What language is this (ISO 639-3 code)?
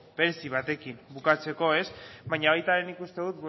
eus